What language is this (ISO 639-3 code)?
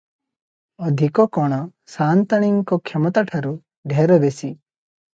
ori